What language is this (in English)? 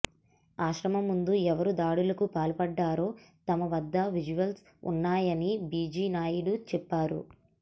Telugu